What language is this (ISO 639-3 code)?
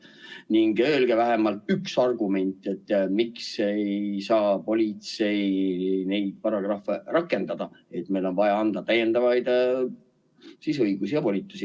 est